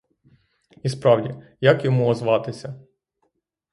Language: Ukrainian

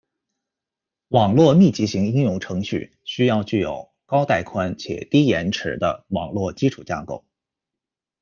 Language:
Chinese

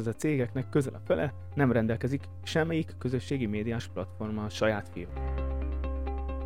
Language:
Hungarian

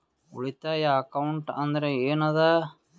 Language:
Kannada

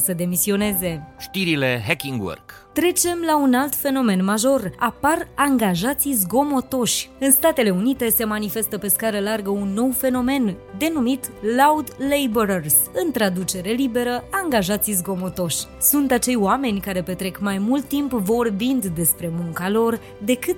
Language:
Romanian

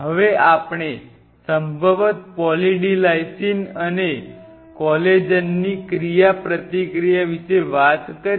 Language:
Gujarati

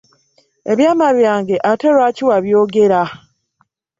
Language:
Ganda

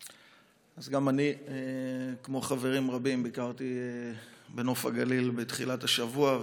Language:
Hebrew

